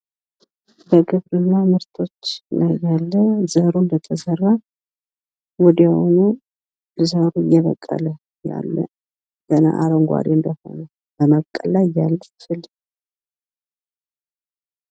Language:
Amharic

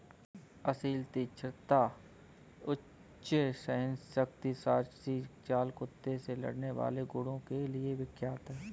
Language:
Hindi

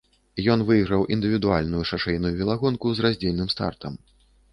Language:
Belarusian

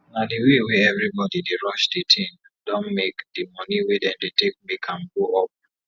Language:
Nigerian Pidgin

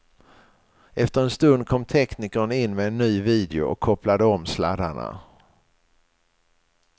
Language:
Swedish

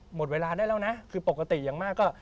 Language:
Thai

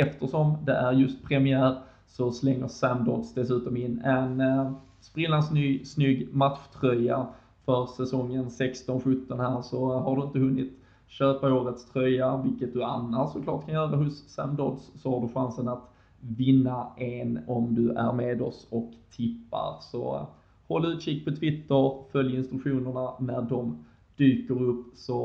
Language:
Swedish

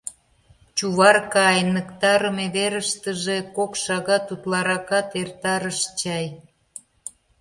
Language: Mari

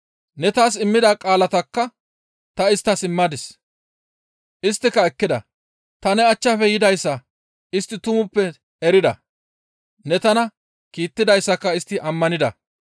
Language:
Gamo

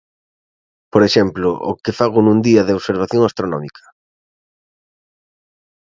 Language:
Galician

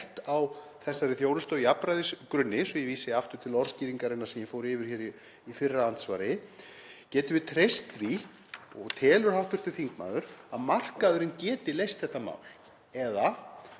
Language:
Icelandic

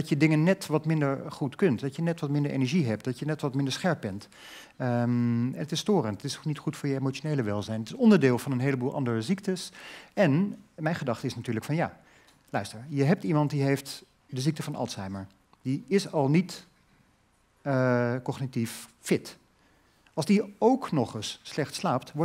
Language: Dutch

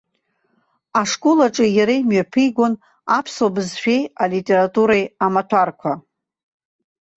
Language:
Abkhazian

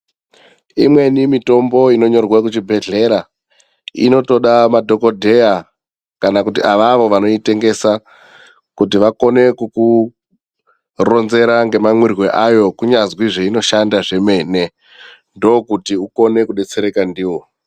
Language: Ndau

